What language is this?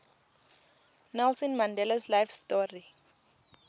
Tsonga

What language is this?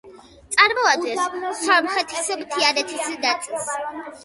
Georgian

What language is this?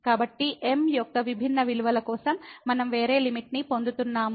Telugu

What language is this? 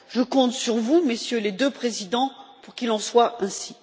French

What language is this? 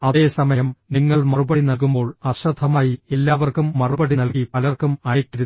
Malayalam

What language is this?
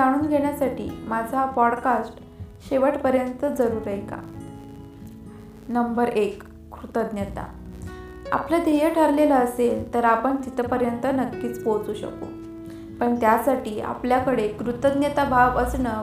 Marathi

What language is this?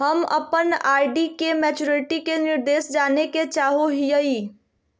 Magahi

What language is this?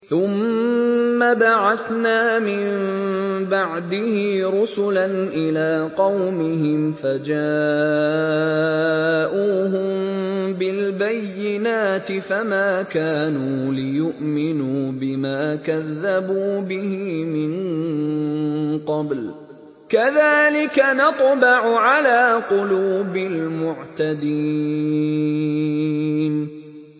Arabic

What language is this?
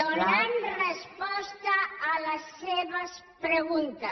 Catalan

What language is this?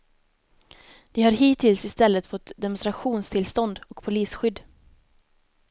Swedish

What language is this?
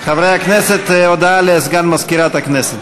Hebrew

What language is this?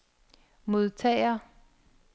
Danish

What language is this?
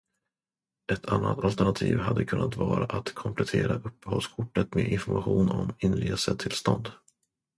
Swedish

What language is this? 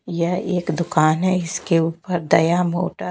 Hindi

